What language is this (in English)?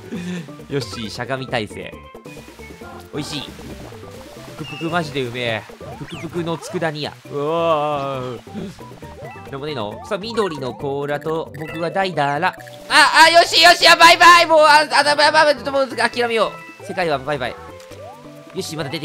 Japanese